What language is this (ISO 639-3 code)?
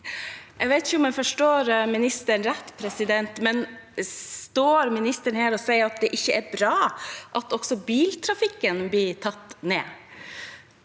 nor